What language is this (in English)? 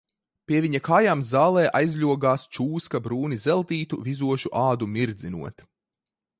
Latvian